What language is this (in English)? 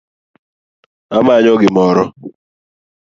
Luo (Kenya and Tanzania)